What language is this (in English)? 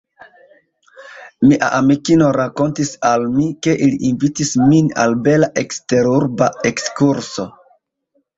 Esperanto